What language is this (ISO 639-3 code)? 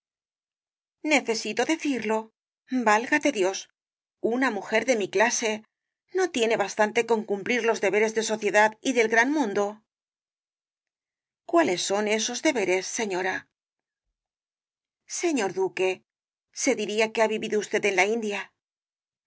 spa